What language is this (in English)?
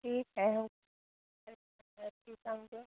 Hindi